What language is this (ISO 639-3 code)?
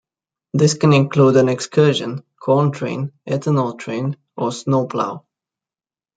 eng